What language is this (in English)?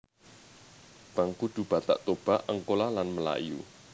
Javanese